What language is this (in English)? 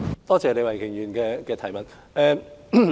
Cantonese